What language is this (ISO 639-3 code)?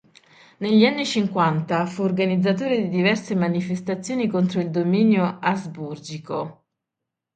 ita